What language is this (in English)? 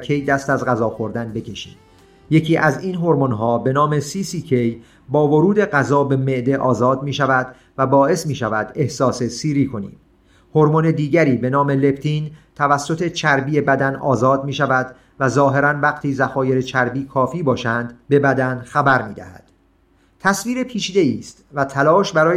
Persian